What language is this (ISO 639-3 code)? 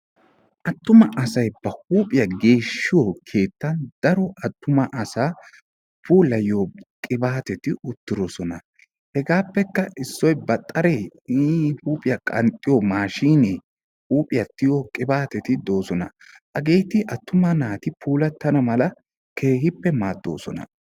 wal